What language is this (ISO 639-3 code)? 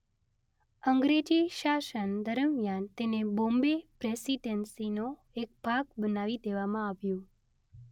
guj